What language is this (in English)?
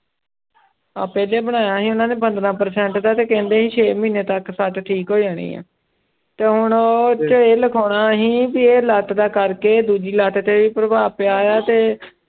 Punjabi